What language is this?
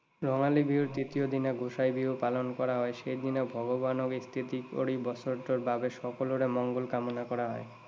Assamese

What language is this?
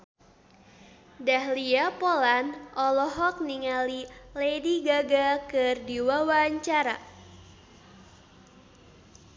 Sundanese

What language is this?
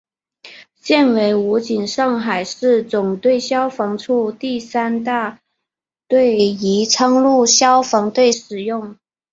Chinese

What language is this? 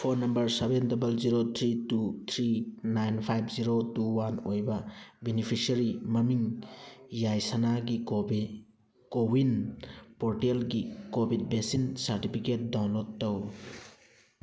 Manipuri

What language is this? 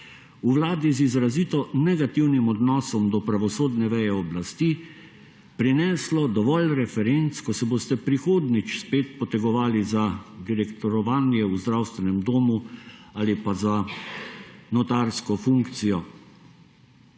Slovenian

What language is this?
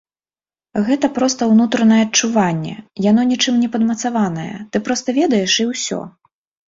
Belarusian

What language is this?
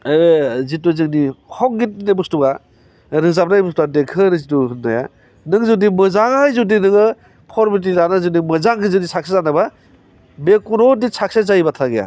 Bodo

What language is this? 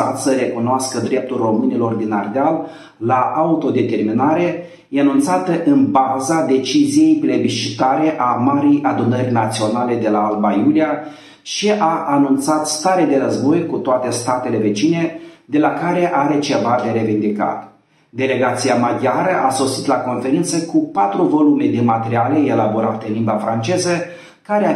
Romanian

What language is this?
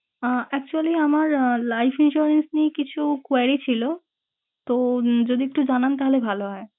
Bangla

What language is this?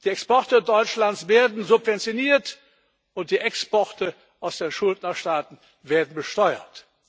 German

